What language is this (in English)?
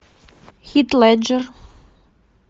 Russian